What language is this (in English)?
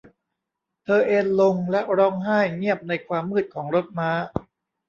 Thai